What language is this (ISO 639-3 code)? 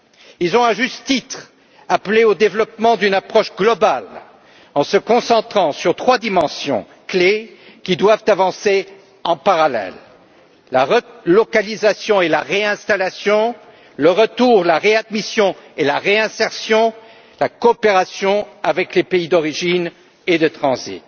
fra